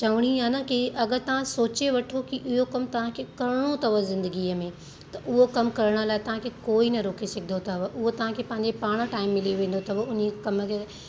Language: Sindhi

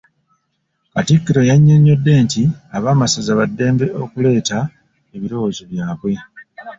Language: Ganda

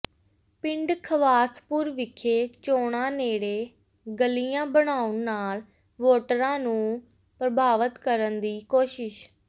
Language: Punjabi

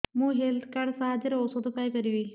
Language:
Odia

